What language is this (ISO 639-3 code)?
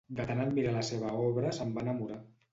cat